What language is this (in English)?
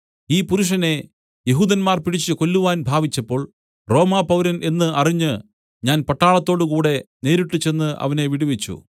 Malayalam